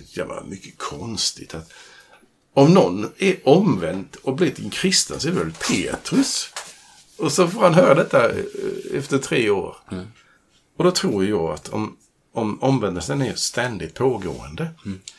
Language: Swedish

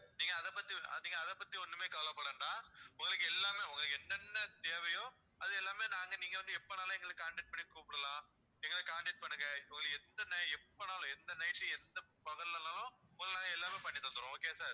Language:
Tamil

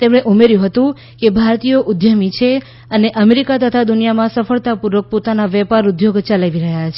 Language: Gujarati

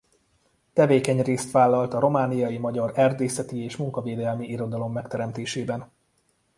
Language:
Hungarian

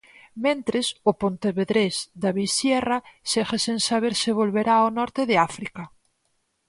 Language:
Galician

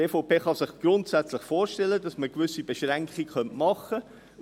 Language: Swiss German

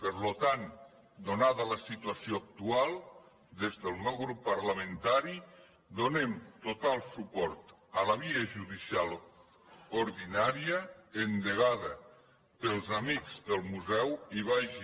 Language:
Catalan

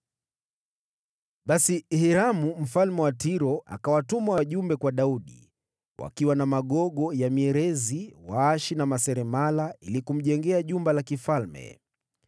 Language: Swahili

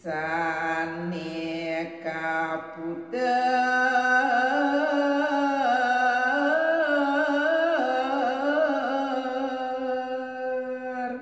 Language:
Romanian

